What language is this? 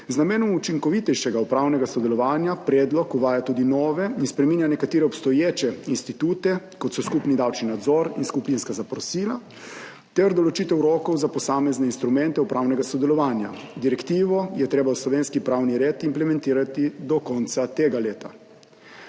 Slovenian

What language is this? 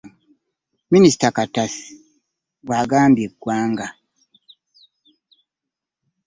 Ganda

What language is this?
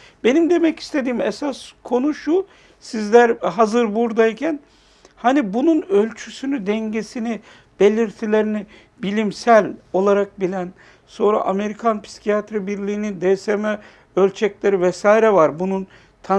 Turkish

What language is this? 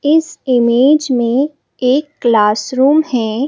Hindi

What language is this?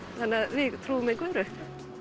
Icelandic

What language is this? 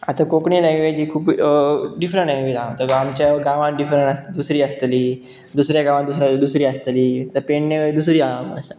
Konkani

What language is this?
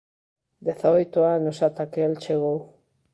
Galician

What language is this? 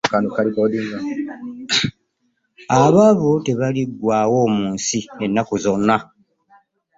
Ganda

